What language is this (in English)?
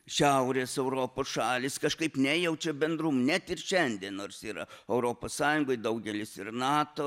Lithuanian